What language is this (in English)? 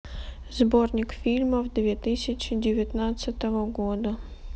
Russian